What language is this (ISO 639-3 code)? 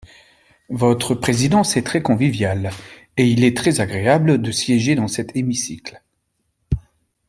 fra